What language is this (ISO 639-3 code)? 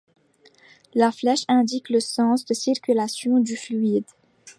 fra